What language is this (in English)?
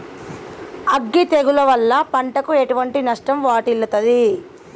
Telugu